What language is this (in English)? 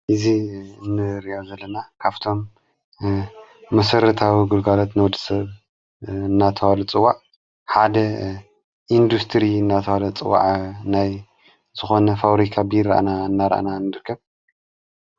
Tigrinya